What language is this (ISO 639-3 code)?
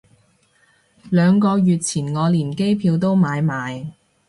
yue